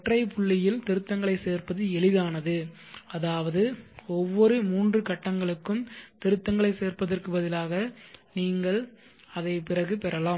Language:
Tamil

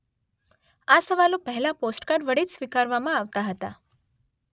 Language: Gujarati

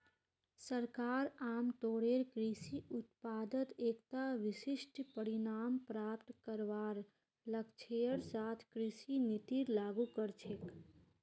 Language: Magahi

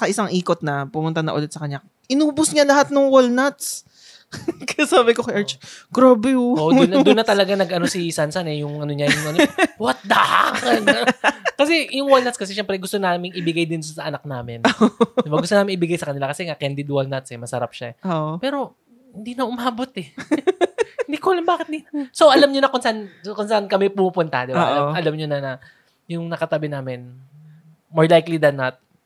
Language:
Filipino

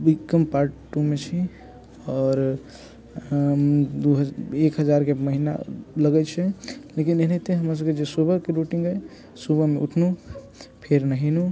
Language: Maithili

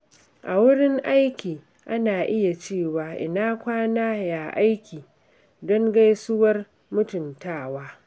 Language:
Hausa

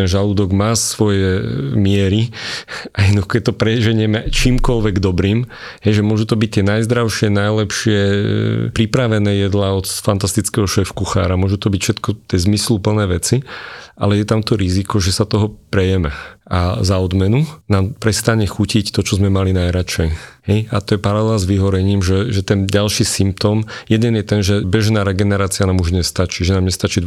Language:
Slovak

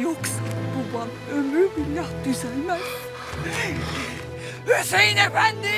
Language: Turkish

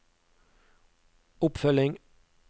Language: Norwegian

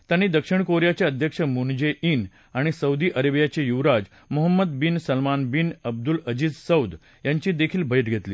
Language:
Marathi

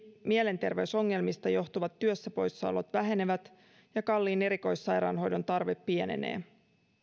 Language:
Finnish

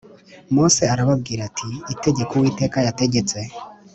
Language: Kinyarwanda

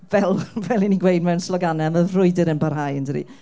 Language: Welsh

